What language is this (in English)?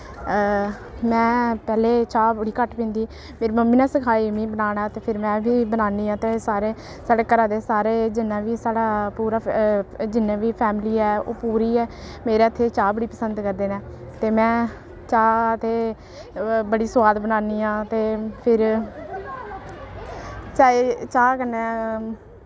Dogri